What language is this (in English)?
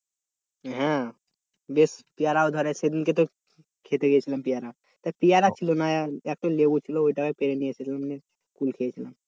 Bangla